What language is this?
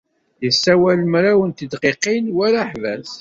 Kabyle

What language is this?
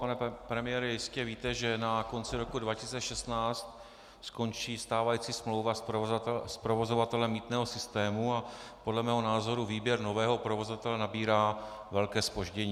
Czech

